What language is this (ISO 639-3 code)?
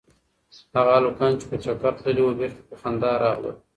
pus